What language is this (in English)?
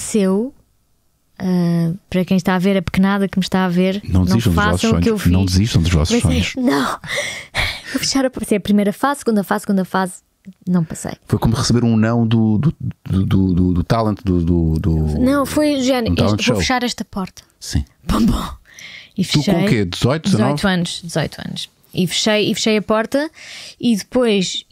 Portuguese